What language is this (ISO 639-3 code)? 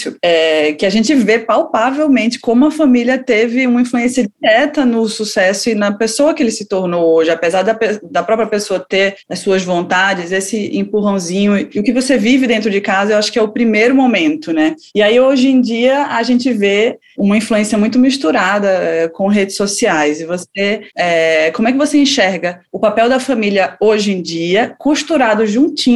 por